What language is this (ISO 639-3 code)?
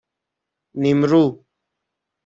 fas